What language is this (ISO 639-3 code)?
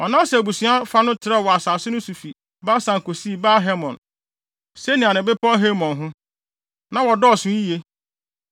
aka